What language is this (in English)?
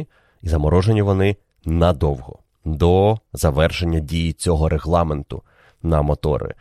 Ukrainian